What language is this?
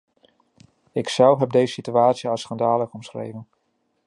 Dutch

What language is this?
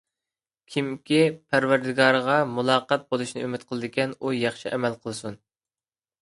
Uyghur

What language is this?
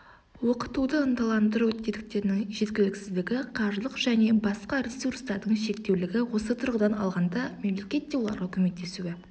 Kazakh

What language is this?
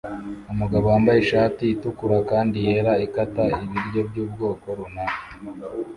Kinyarwanda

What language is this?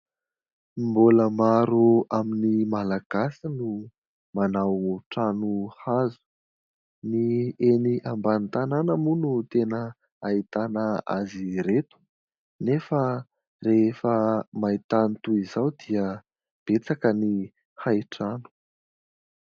Malagasy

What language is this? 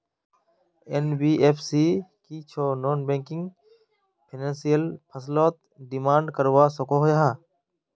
Magahi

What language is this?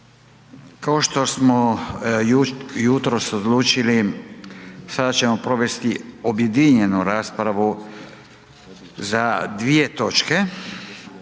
Croatian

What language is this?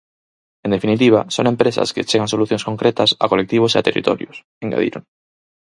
Galician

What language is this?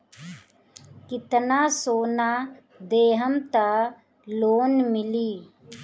Bhojpuri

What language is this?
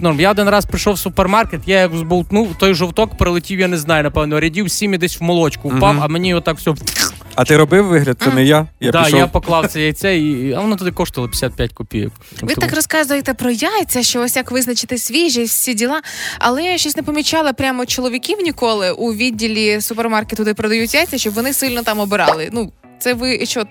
Ukrainian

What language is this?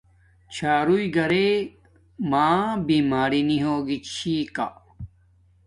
Domaaki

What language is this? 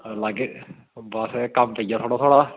Dogri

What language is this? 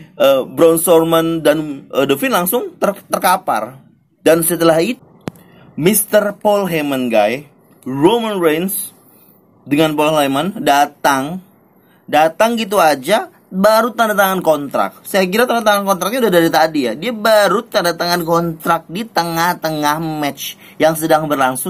Indonesian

